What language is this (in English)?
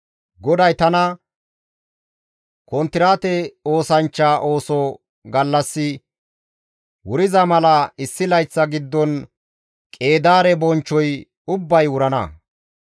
Gamo